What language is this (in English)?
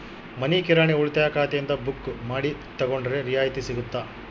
Kannada